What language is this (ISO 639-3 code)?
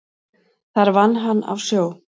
isl